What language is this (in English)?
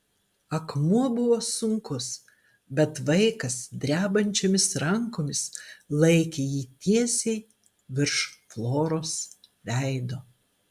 Lithuanian